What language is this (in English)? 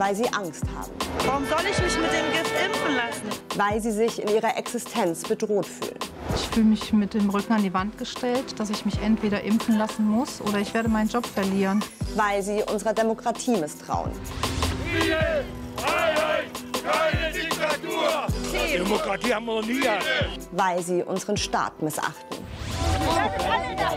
German